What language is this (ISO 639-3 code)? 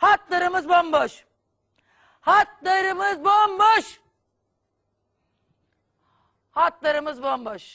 tur